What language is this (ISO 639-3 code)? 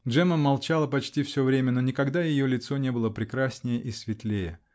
rus